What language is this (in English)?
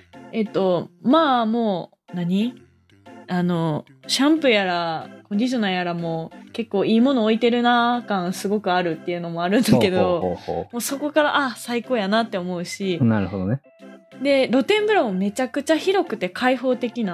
Japanese